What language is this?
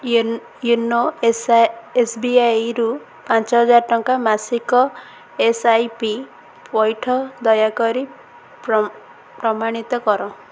Odia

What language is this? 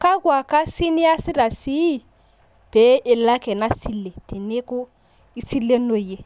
Masai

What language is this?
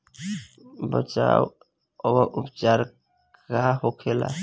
Bhojpuri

